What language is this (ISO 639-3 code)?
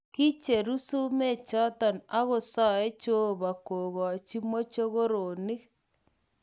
kln